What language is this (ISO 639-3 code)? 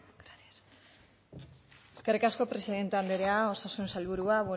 eus